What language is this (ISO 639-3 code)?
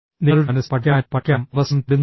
mal